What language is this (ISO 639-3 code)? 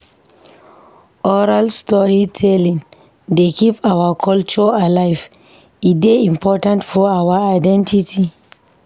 pcm